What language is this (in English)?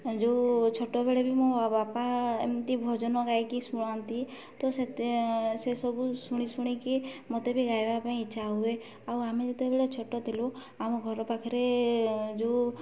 Odia